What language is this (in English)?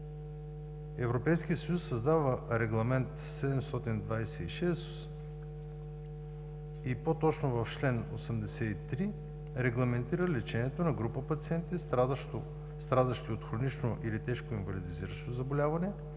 Bulgarian